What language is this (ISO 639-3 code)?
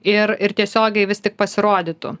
lit